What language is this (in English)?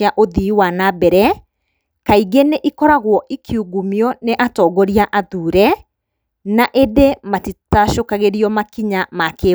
Kikuyu